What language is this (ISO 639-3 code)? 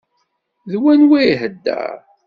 kab